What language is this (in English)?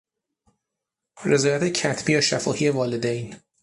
Persian